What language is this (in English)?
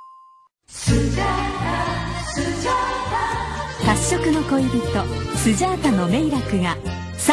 Japanese